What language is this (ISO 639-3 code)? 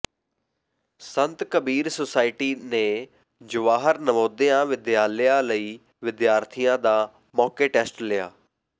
pan